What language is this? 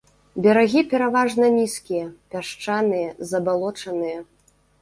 Belarusian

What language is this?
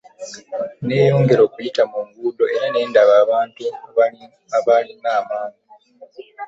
Ganda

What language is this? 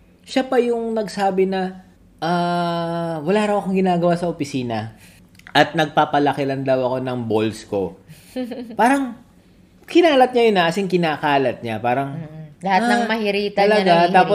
Filipino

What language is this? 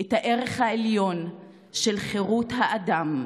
Hebrew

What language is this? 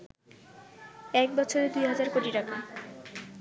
Bangla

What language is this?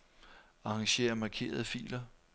Danish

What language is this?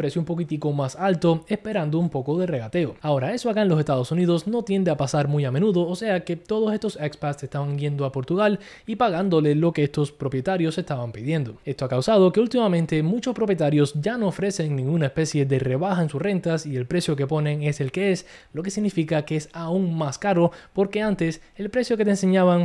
Spanish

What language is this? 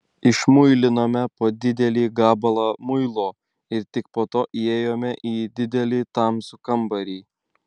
Lithuanian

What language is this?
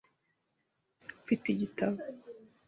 Kinyarwanda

